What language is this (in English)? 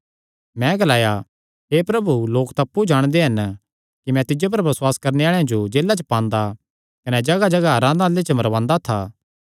Kangri